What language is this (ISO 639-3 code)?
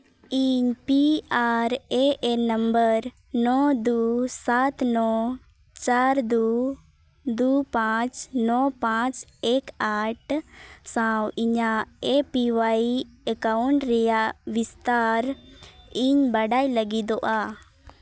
sat